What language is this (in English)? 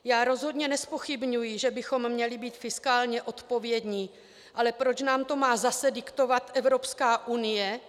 Czech